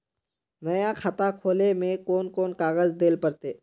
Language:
Magahi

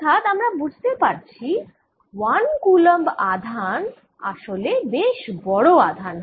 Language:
Bangla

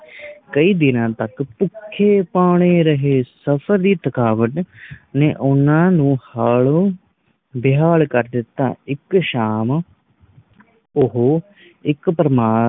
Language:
Punjabi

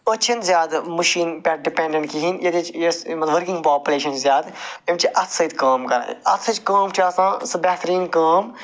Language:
Kashmiri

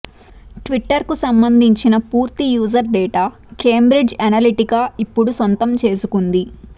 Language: Telugu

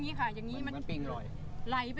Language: Thai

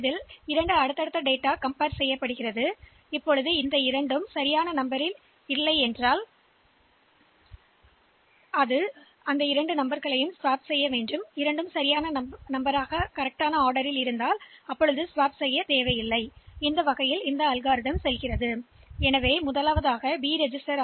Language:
Tamil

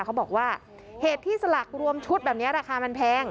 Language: Thai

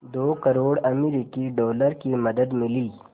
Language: Hindi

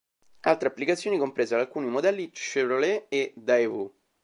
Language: Italian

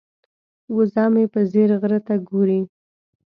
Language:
Pashto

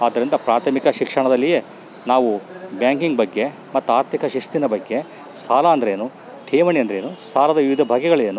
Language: Kannada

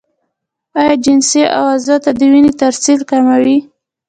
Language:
Pashto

